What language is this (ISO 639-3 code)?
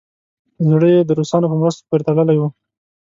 pus